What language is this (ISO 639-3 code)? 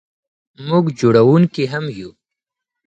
pus